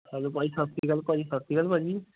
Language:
Punjabi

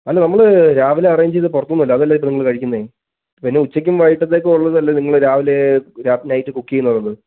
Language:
Malayalam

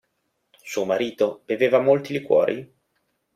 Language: Italian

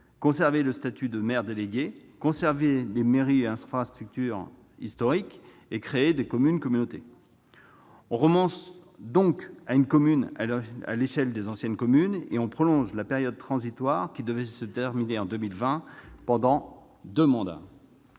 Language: French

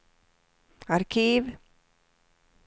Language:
Swedish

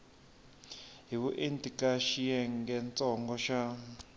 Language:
Tsonga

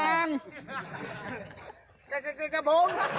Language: Thai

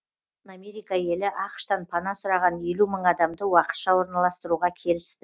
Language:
Kazakh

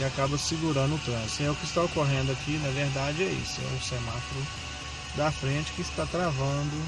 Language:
Portuguese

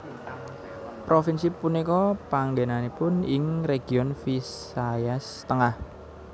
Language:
Javanese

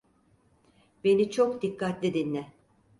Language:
Turkish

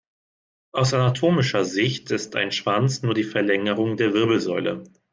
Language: German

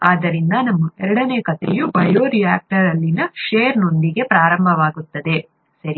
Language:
Kannada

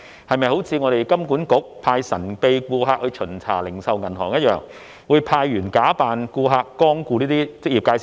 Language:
Cantonese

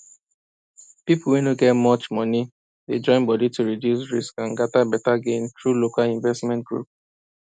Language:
Nigerian Pidgin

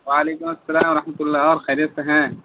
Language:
Urdu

